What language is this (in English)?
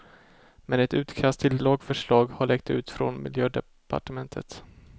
Swedish